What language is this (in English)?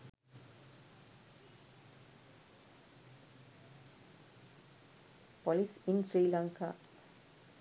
Sinhala